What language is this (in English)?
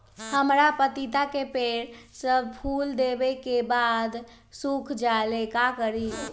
Magahi